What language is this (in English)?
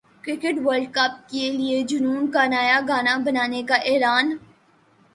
Urdu